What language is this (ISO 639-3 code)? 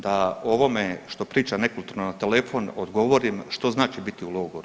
hrv